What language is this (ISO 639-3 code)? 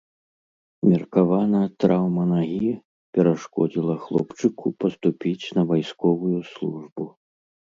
bel